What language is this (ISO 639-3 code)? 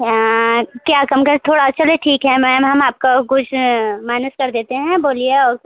hin